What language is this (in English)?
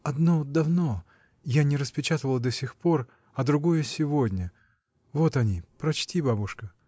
Russian